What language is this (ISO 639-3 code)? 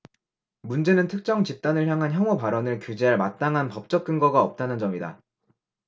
kor